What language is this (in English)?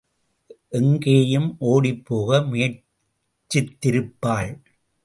Tamil